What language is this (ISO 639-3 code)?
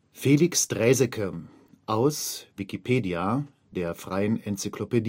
deu